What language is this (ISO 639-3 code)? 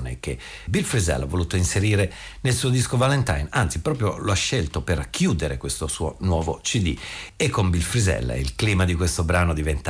ita